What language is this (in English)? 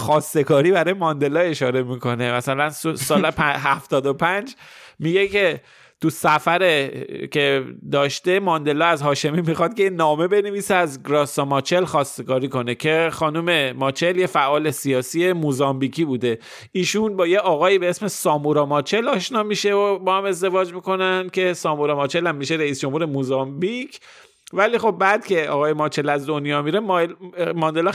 Persian